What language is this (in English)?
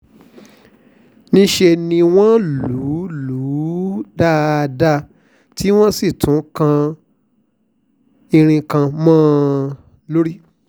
Yoruba